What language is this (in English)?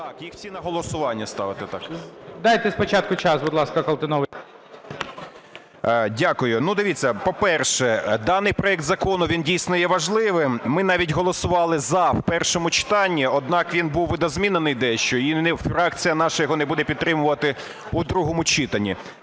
Ukrainian